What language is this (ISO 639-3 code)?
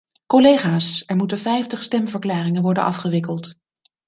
nld